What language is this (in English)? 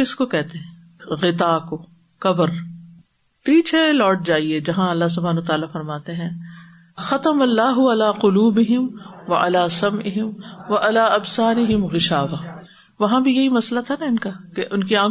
Urdu